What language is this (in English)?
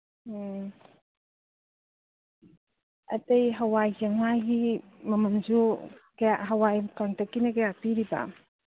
Manipuri